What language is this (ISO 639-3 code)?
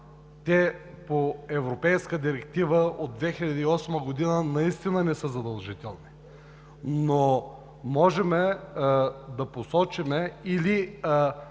bul